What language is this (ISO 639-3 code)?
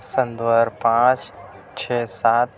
urd